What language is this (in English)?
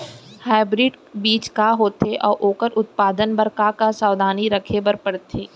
Chhattisgarhi